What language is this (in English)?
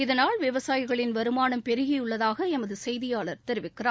Tamil